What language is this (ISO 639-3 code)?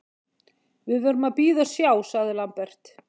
isl